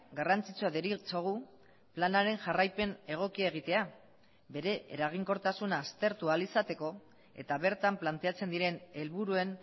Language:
Basque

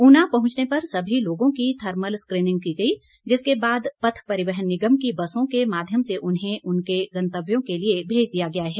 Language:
Hindi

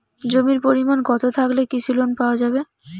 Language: Bangla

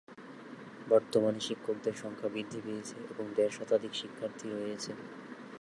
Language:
Bangla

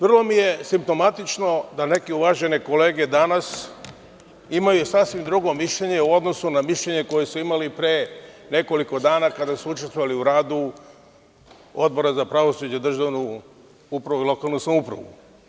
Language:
Serbian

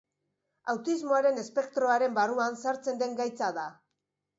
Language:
Basque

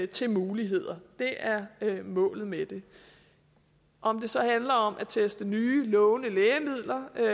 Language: Danish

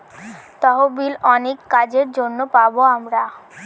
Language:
Bangla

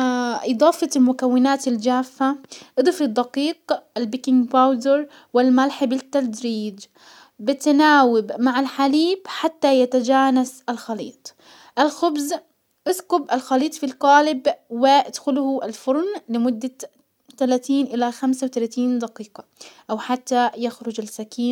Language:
Hijazi Arabic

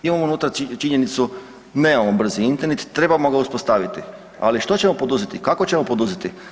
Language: Croatian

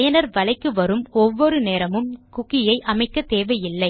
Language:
Tamil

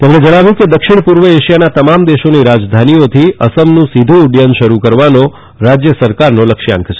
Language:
Gujarati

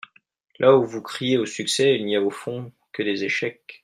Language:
French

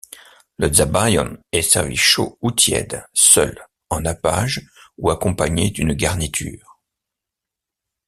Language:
French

